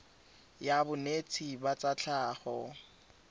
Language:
Tswana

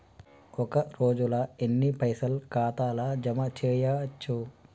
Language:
Telugu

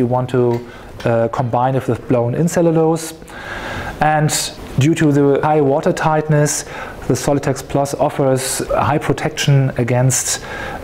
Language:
English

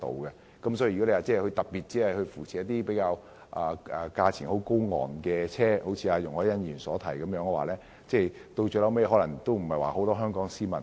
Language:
Cantonese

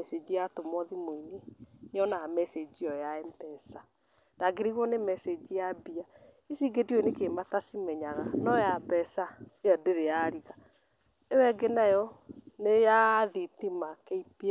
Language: Kikuyu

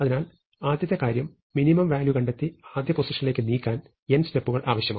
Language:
Malayalam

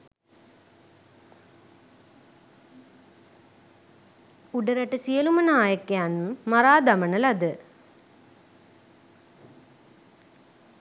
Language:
Sinhala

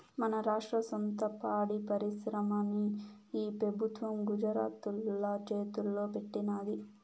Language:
Telugu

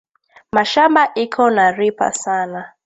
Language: Swahili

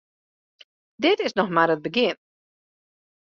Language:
Western Frisian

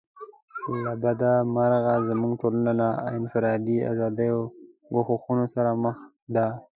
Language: Pashto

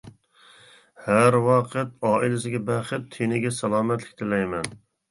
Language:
Uyghur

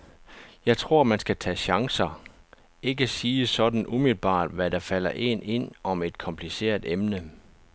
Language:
Danish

